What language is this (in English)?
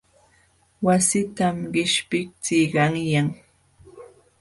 Jauja Wanca Quechua